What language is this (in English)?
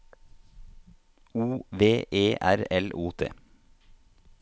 Norwegian